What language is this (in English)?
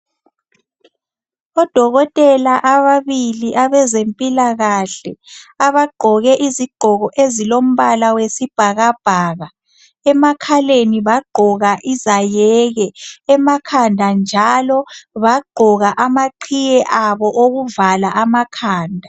North Ndebele